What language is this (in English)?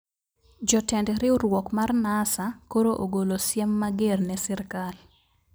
Luo (Kenya and Tanzania)